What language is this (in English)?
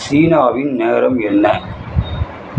Tamil